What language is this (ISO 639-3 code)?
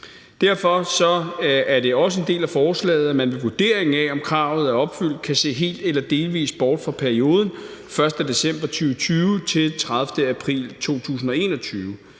dan